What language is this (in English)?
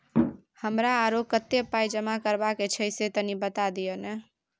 Maithili